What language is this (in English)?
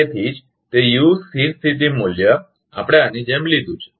Gujarati